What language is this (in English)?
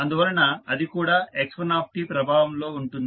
Telugu